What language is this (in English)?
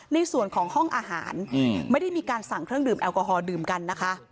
Thai